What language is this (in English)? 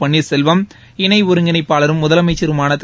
Tamil